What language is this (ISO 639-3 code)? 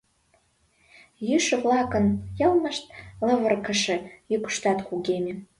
chm